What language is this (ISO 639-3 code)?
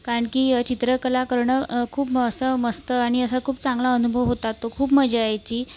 mar